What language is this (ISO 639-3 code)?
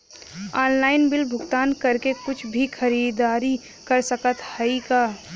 bho